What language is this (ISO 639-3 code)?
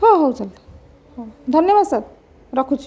ori